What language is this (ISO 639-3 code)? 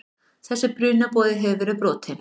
isl